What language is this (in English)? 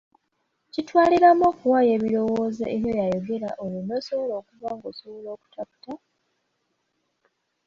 Ganda